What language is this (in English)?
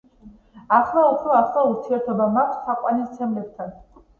Georgian